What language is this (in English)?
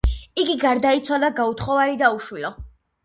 Georgian